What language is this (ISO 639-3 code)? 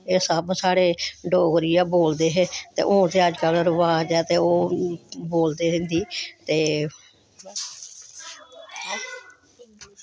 doi